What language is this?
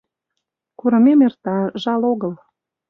Mari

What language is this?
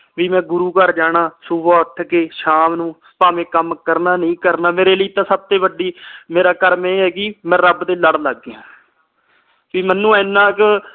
Punjabi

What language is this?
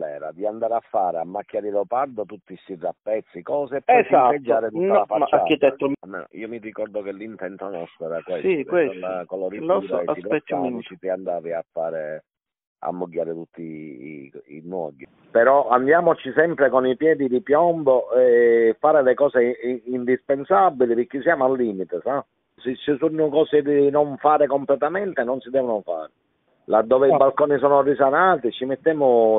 Italian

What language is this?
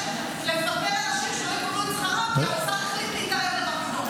Hebrew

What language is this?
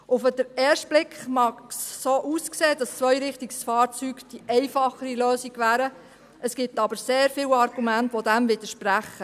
Swiss German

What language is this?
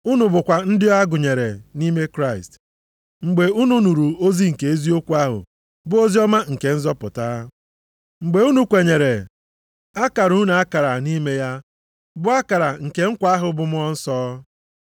Igbo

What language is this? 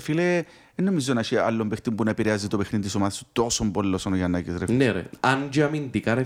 Greek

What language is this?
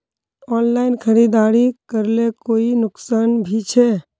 Magahi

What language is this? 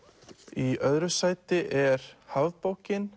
Icelandic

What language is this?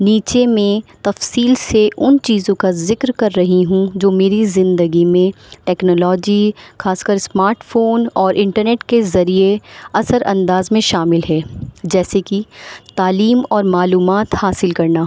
Urdu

